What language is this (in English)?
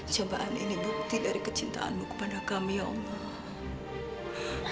Indonesian